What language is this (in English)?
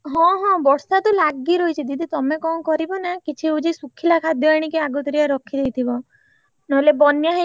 Odia